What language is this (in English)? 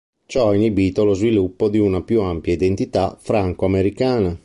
Italian